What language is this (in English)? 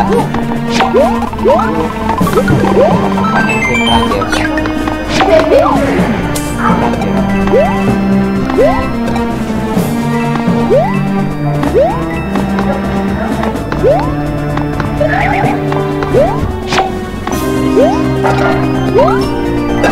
Spanish